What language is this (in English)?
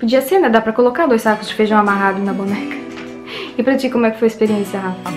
Portuguese